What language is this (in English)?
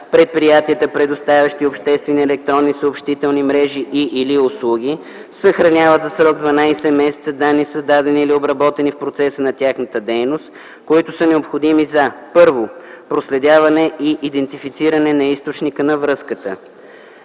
Bulgarian